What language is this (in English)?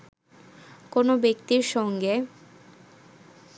Bangla